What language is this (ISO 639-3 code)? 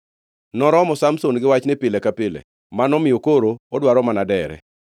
luo